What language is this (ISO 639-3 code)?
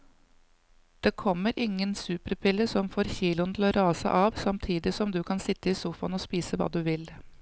nor